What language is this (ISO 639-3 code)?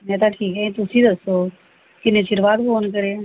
pan